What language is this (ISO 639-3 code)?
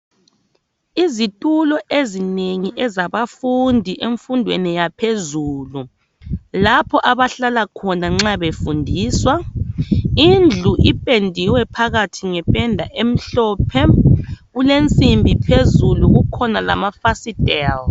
nde